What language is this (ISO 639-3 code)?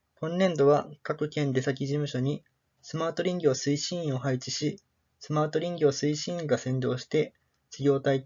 jpn